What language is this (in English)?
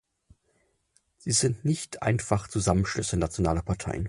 German